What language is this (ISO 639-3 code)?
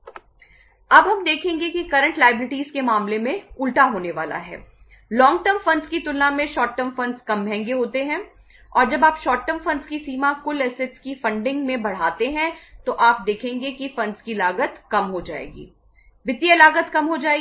hin